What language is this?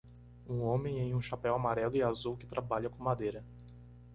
Portuguese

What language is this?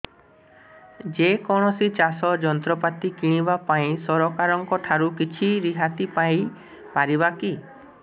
Odia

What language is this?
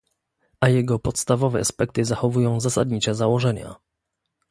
Polish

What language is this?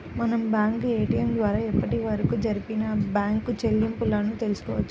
Telugu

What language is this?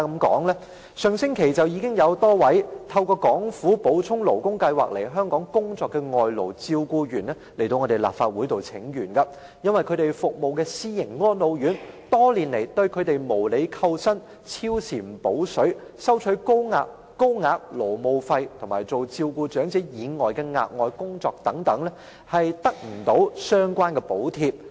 Cantonese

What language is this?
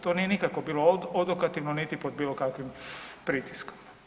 Croatian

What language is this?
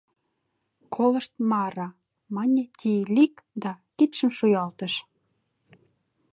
Mari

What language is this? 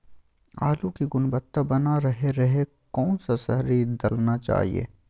Magahi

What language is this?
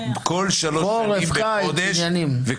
Hebrew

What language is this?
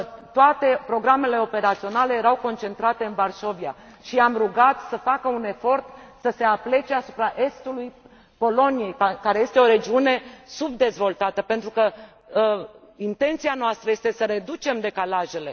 Romanian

